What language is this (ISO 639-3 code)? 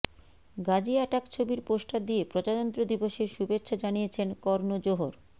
ben